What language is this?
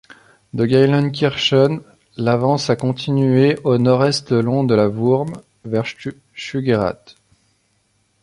French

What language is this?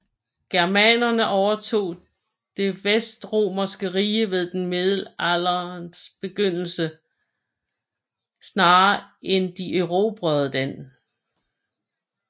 Danish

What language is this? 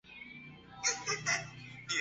Chinese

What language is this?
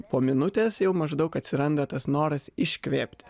Lithuanian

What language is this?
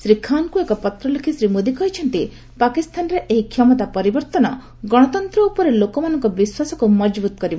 Odia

